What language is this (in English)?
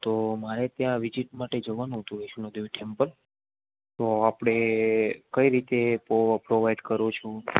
Gujarati